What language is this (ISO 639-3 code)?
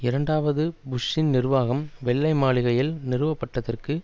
tam